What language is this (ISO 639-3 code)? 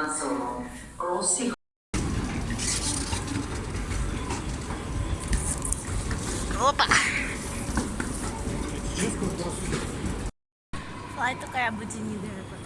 jpn